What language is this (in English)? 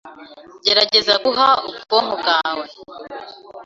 Kinyarwanda